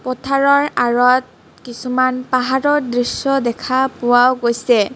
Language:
Assamese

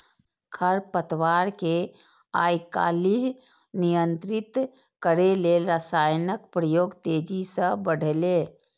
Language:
Maithili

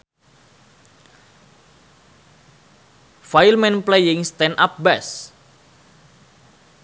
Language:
Sundanese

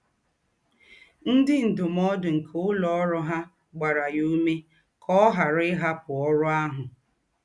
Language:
Igbo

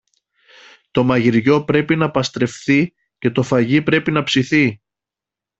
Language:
Greek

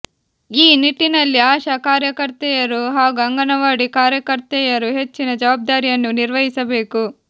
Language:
Kannada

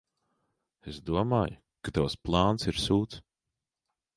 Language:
Latvian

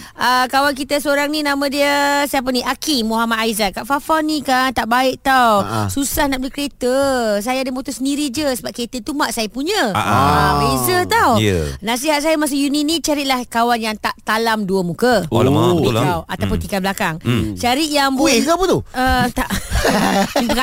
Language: Malay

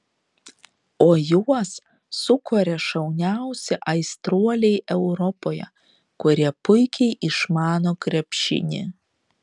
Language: Lithuanian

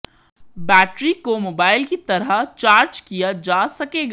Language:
Hindi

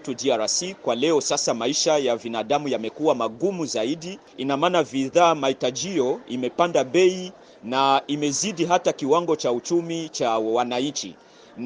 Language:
Swahili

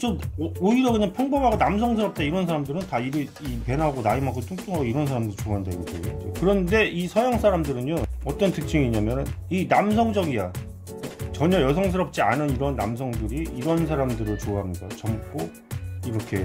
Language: Korean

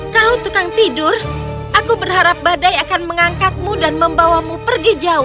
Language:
Indonesian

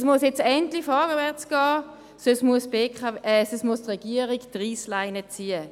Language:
Swiss German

